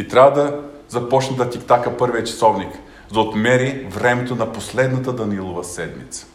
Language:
Bulgarian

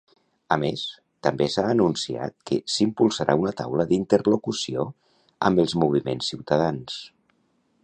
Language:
Catalan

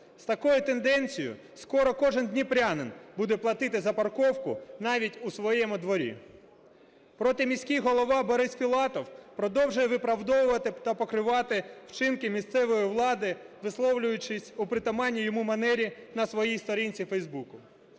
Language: Ukrainian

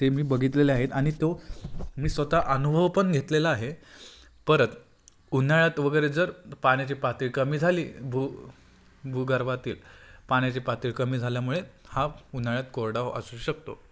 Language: Marathi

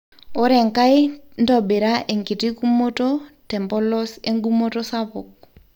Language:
Masai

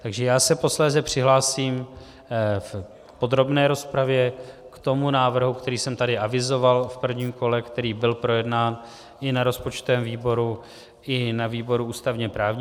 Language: Czech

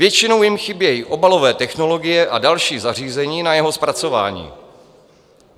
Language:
Czech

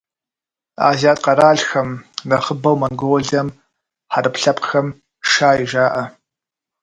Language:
Kabardian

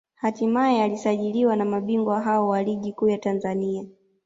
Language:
Swahili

